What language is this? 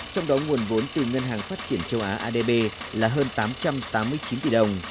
Vietnamese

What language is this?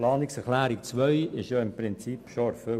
Swiss German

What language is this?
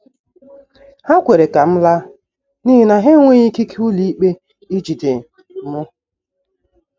Igbo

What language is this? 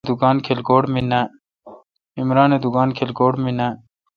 Kalkoti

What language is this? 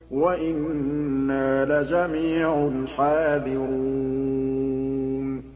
Arabic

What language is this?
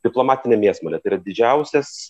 Lithuanian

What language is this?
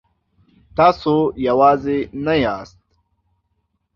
Pashto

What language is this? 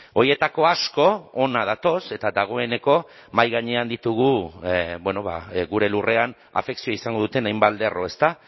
Basque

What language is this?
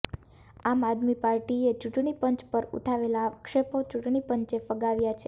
Gujarati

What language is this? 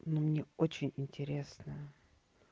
Russian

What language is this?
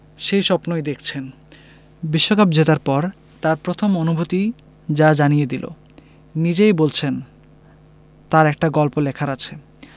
Bangla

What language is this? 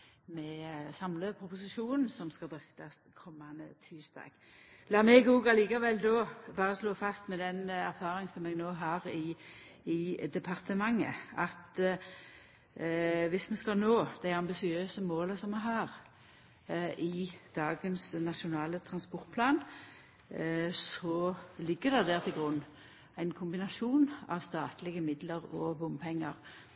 Norwegian Nynorsk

